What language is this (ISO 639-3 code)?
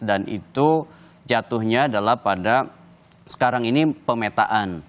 ind